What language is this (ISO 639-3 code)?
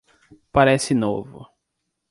por